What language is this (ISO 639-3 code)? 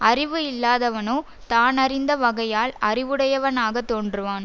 tam